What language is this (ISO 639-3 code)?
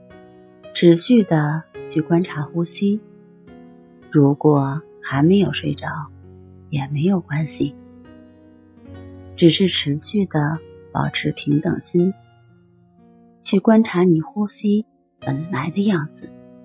zho